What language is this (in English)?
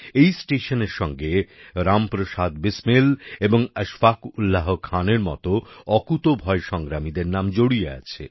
Bangla